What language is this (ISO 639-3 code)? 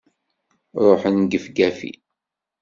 kab